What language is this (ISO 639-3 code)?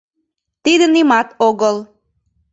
chm